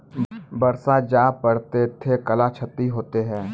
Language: Maithili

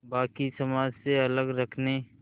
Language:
Hindi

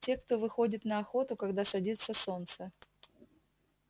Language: Russian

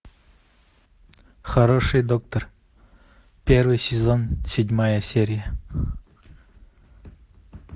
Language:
Russian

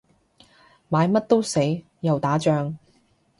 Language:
Cantonese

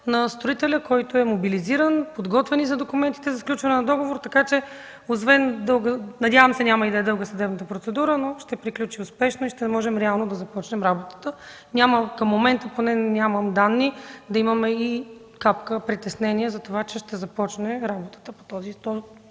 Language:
Bulgarian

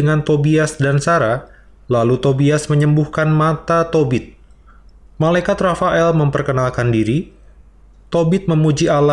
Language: Indonesian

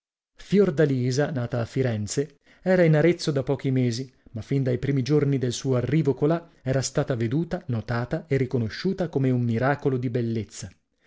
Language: Italian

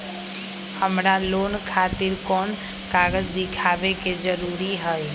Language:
Magahi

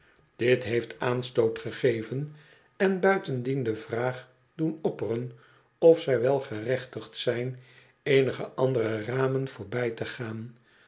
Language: Dutch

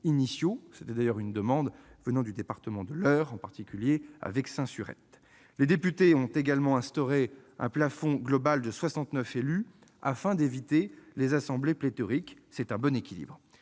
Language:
French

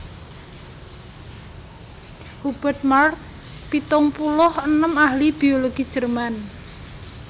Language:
Javanese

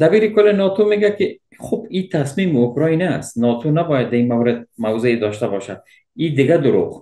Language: Persian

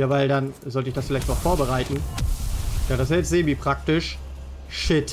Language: German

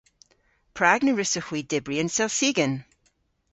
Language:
Cornish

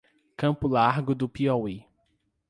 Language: Portuguese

